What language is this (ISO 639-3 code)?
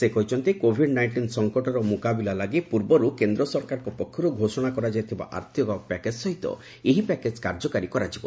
ori